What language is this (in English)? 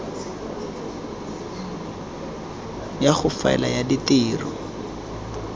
Tswana